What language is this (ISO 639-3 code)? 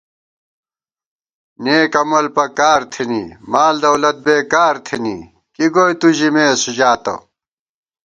gwt